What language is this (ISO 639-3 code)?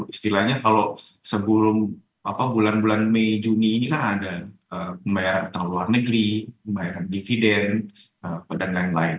ind